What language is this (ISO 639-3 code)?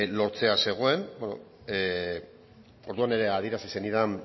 eus